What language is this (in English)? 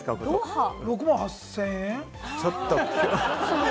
Japanese